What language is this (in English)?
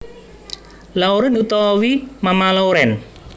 Javanese